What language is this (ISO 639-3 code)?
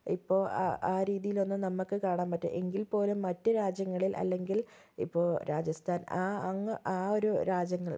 mal